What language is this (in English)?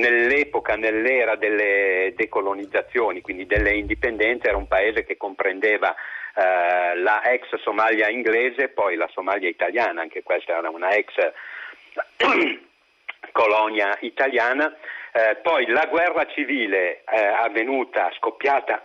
Italian